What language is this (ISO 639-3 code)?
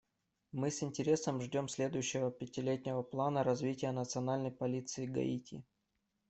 rus